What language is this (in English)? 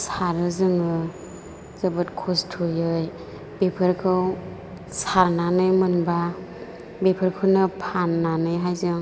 Bodo